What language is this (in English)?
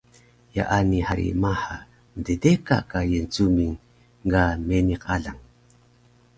Taroko